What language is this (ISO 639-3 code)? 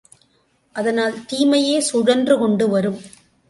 tam